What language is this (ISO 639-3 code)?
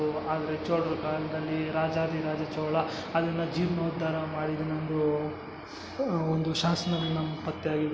kan